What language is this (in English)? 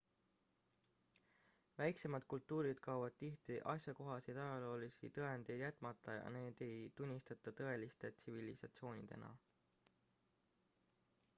Estonian